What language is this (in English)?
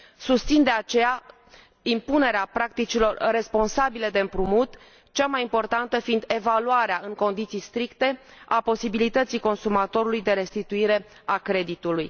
Romanian